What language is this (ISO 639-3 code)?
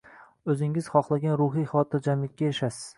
uzb